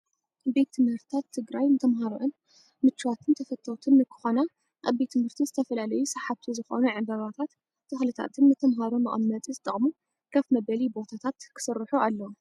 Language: Tigrinya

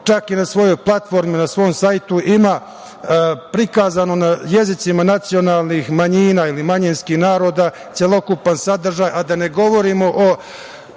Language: Serbian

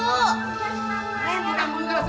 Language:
Indonesian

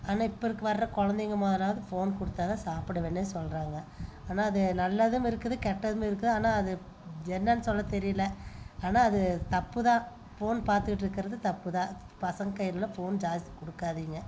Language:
Tamil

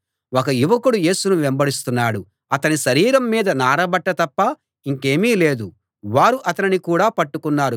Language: Telugu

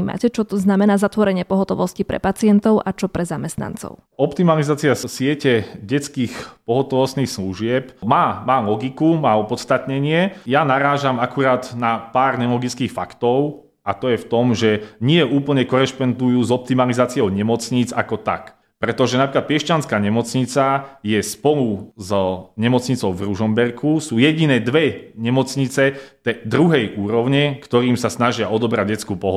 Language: Slovak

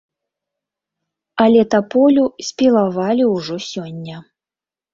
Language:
Belarusian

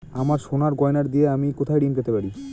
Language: Bangla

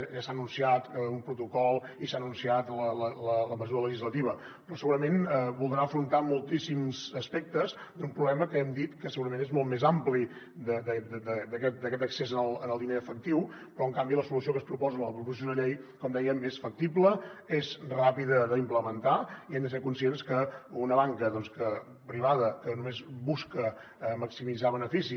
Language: Catalan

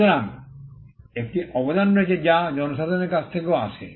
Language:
Bangla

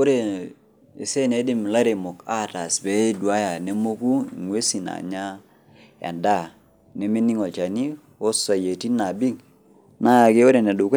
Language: Masai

